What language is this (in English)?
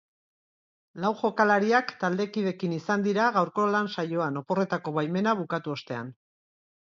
Basque